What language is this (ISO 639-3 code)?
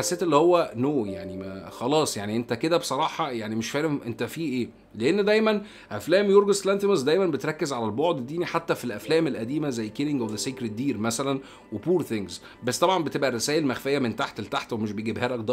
ara